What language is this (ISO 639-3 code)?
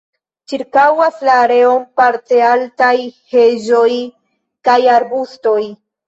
epo